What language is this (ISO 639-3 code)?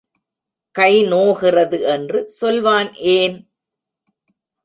tam